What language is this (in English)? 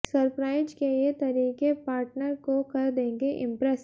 Hindi